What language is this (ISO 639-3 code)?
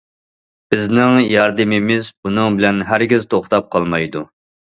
uig